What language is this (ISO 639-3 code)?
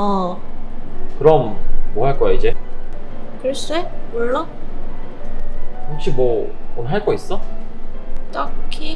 kor